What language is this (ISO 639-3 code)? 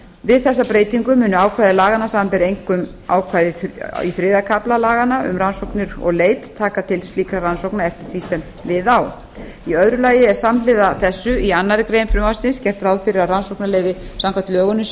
isl